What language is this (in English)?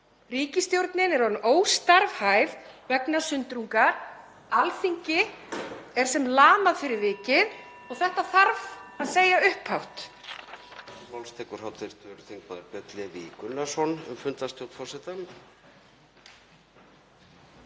Icelandic